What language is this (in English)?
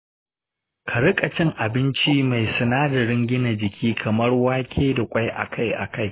Hausa